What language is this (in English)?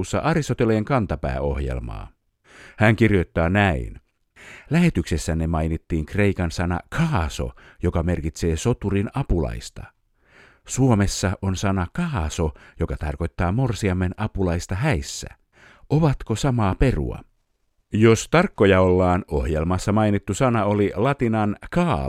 Finnish